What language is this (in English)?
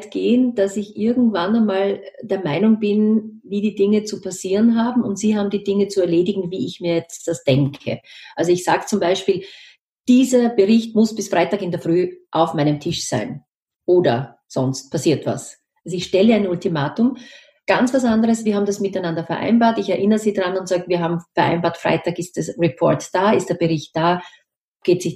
German